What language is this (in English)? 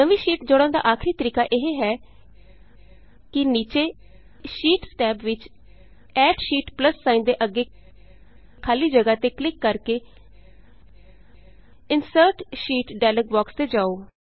Punjabi